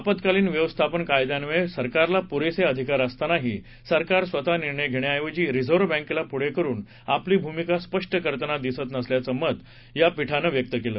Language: Marathi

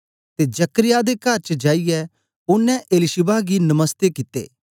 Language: Dogri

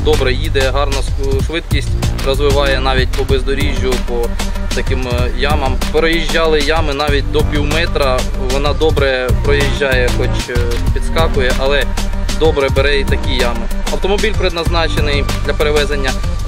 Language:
Ukrainian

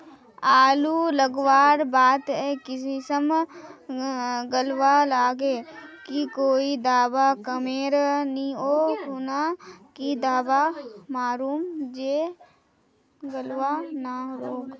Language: Magahi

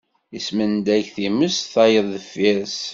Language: Kabyle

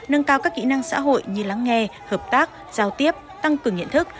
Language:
Vietnamese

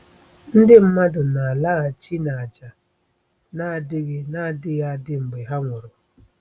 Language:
Igbo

